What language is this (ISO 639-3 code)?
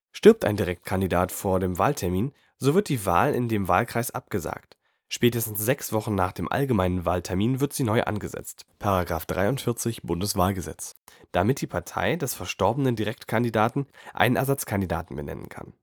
deu